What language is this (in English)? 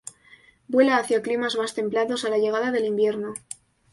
Spanish